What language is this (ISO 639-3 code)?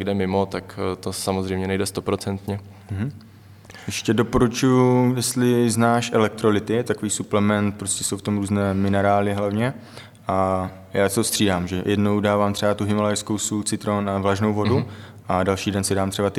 ces